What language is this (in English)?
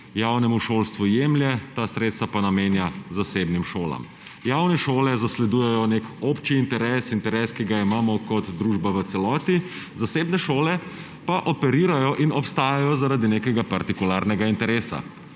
Slovenian